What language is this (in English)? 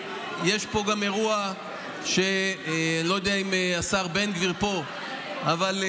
Hebrew